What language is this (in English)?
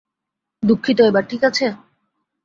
Bangla